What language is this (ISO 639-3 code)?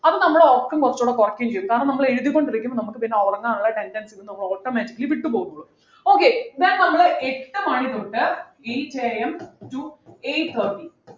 mal